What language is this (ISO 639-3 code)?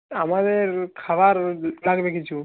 ben